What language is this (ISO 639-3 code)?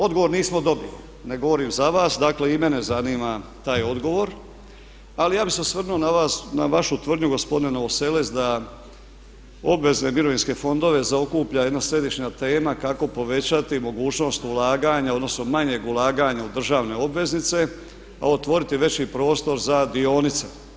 hrv